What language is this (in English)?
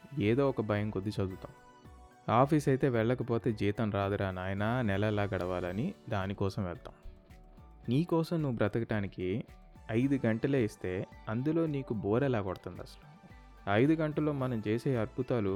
Telugu